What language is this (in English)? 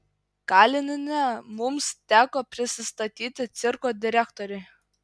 Lithuanian